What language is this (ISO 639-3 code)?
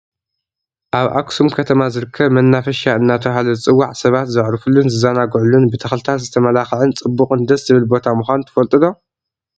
tir